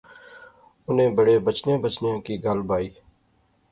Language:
Pahari-Potwari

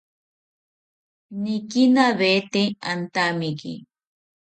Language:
South Ucayali Ashéninka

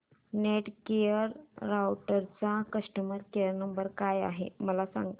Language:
Marathi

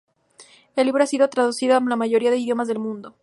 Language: Spanish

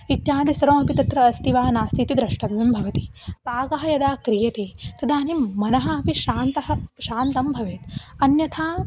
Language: Sanskrit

